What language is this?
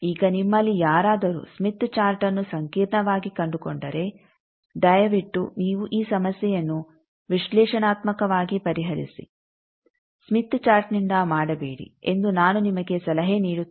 Kannada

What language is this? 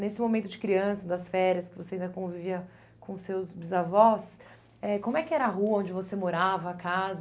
Portuguese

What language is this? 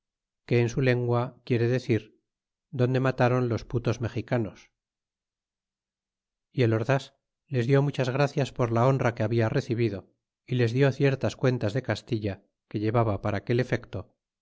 Spanish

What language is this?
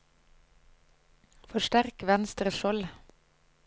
Norwegian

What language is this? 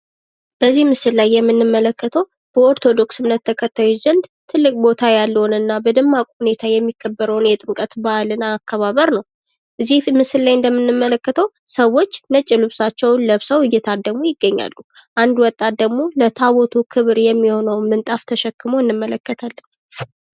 Amharic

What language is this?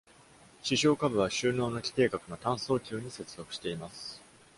Japanese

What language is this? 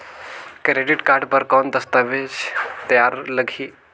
Chhattisgarhi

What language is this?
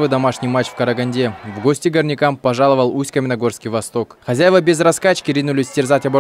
Russian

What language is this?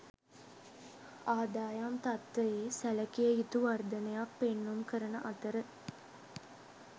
Sinhala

